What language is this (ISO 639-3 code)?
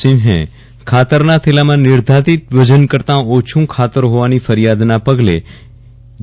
guj